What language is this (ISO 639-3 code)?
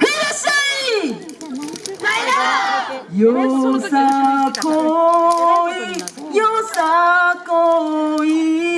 jpn